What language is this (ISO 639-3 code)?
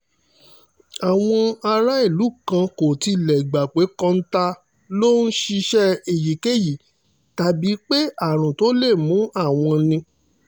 yor